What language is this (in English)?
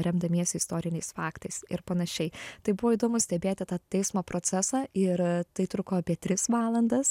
Lithuanian